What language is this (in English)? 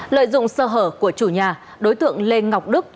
Vietnamese